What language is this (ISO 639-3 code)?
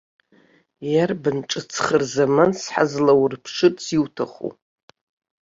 abk